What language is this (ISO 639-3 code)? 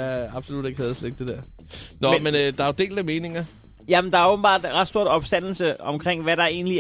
dan